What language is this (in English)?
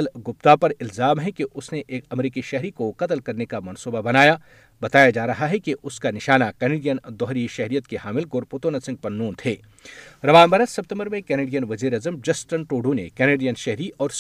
Urdu